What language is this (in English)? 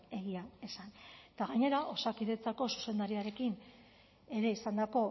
Basque